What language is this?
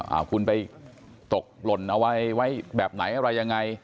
Thai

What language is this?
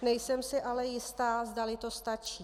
Czech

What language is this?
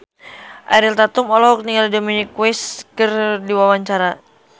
Sundanese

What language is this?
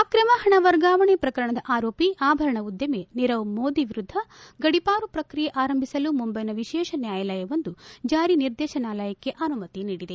Kannada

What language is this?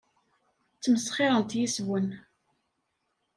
Kabyle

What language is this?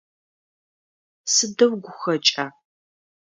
Adyghe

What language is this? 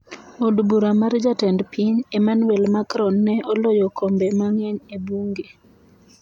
Luo (Kenya and Tanzania)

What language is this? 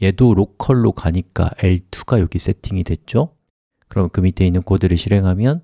Korean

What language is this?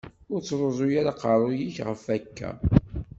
Kabyle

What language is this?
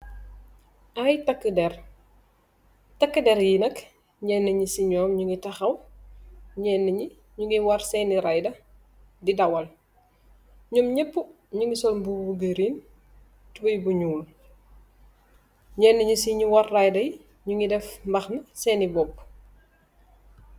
Wolof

